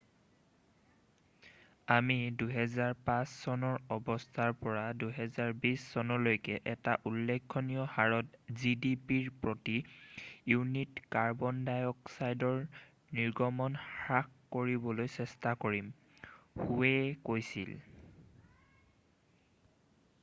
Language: Assamese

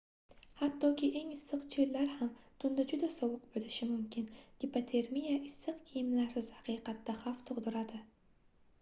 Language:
Uzbek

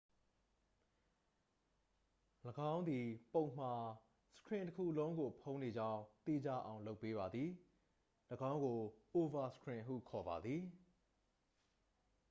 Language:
Burmese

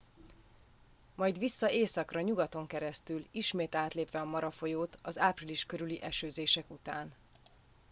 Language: Hungarian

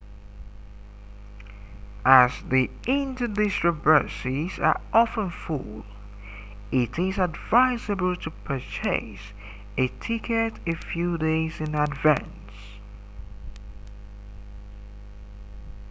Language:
English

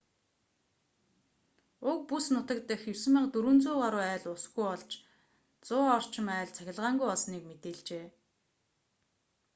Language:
Mongolian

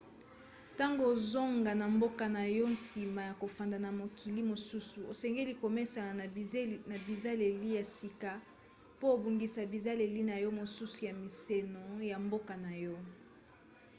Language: Lingala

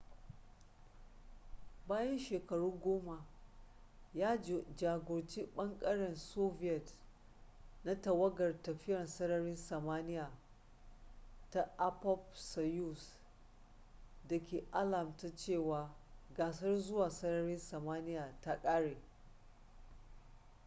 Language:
Hausa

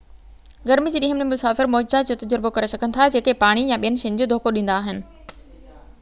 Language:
Sindhi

